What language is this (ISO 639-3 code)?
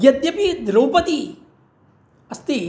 san